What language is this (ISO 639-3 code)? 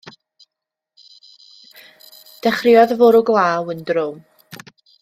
cym